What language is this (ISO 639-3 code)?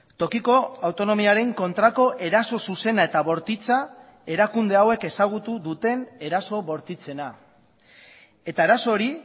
eus